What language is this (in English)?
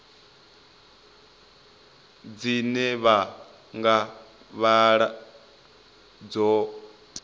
Venda